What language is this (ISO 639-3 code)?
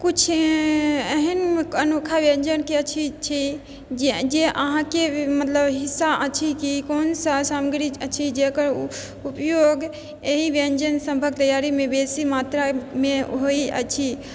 mai